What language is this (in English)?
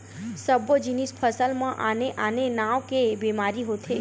Chhattisgarhi